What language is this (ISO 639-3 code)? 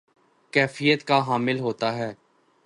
urd